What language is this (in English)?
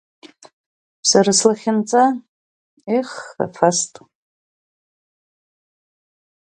Abkhazian